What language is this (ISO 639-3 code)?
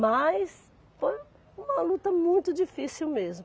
por